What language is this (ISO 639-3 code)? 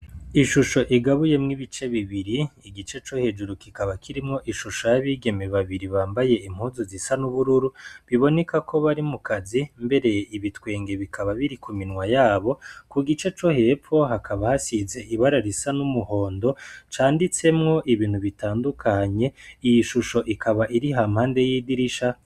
run